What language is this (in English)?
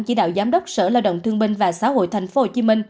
Vietnamese